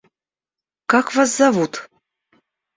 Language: Russian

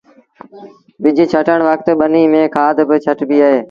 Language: Sindhi Bhil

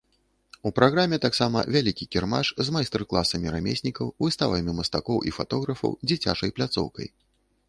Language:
Belarusian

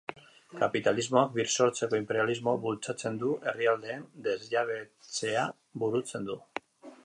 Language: Basque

